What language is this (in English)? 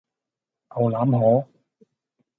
Cantonese